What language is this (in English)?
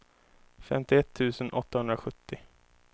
Swedish